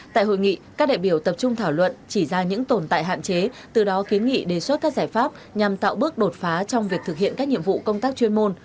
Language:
Vietnamese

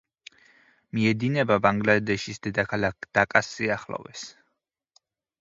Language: Georgian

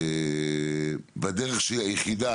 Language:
Hebrew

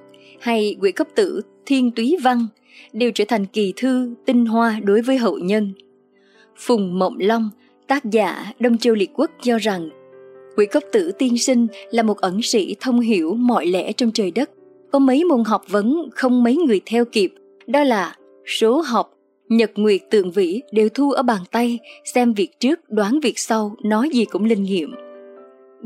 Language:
Vietnamese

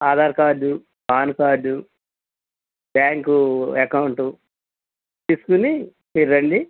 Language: Telugu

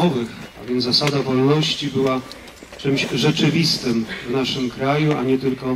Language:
Polish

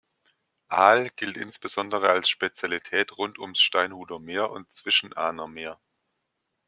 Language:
German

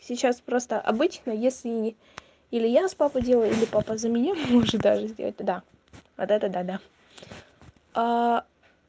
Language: Russian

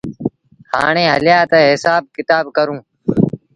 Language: Sindhi Bhil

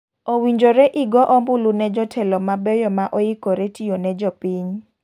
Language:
Luo (Kenya and Tanzania)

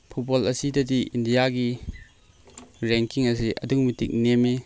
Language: Manipuri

